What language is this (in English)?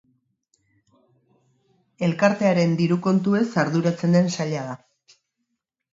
Basque